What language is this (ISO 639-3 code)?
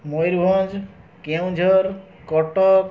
ori